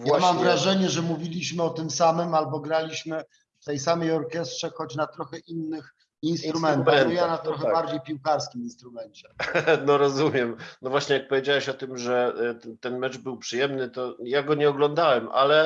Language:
Polish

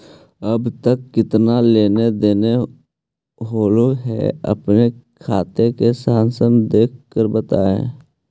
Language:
Magahi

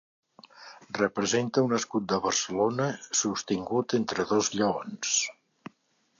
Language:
Catalan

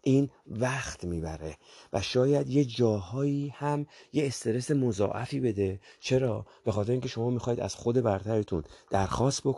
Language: Persian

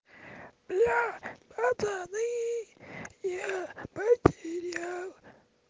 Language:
Russian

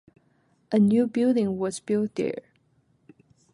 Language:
English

